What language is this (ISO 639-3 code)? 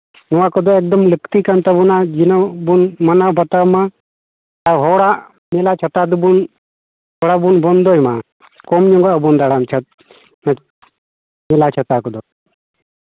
sat